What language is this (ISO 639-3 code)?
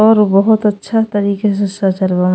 bho